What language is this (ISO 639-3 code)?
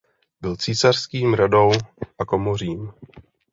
ces